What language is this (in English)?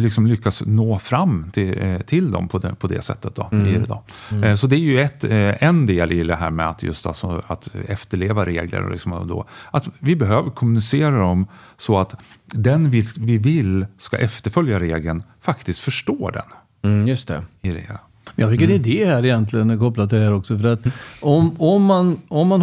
Swedish